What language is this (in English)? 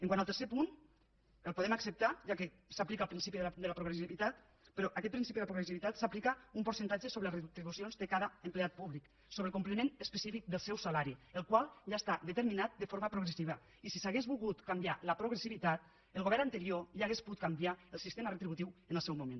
Catalan